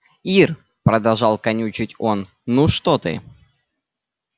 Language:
Russian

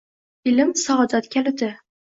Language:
Uzbek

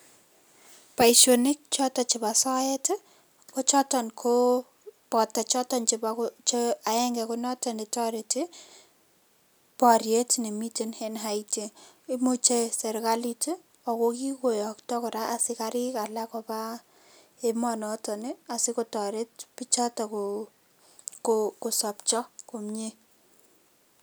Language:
Kalenjin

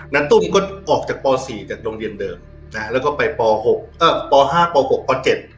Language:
Thai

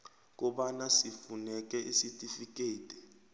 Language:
South Ndebele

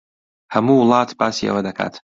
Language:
Central Kurdish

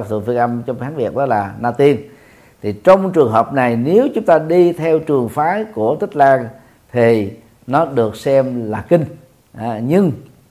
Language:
Vietnamese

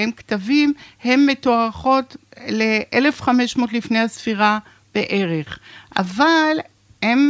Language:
Hebrew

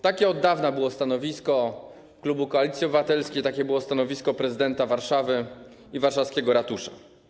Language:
Polish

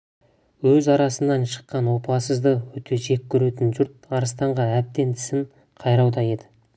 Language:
Kazakh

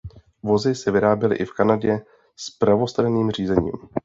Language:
Czech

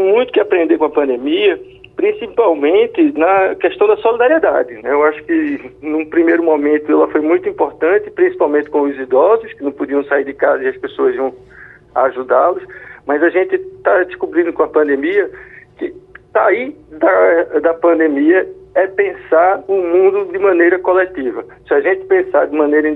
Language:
Portuguese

